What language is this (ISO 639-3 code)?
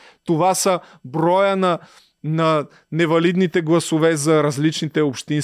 bul